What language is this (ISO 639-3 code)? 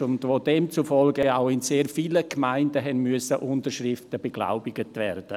gsw